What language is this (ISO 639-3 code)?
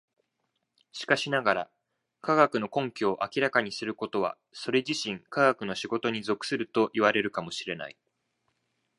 jpn